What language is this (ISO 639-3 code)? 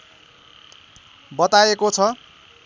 nep